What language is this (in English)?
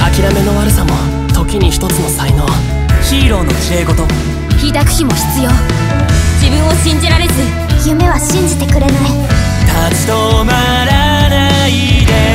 Japanese